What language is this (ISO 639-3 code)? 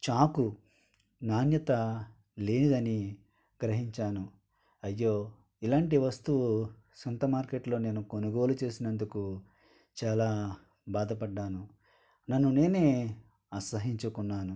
tel